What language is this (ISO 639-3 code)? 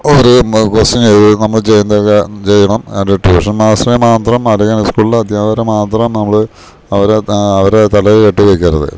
mal